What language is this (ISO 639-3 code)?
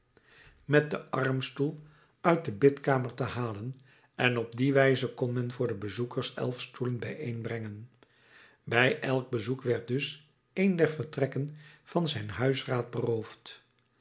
nld